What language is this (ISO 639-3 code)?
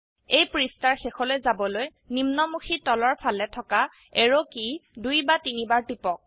asm